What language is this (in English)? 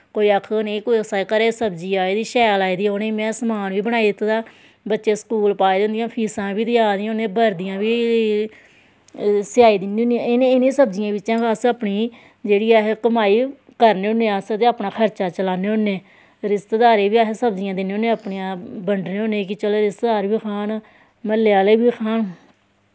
Dogri